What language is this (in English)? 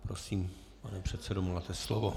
Czech